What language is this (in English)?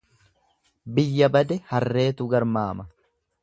Oromo